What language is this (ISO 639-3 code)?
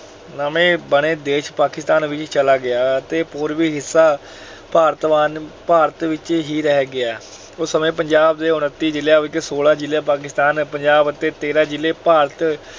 pan